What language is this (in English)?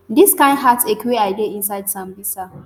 Nigerian Pidgin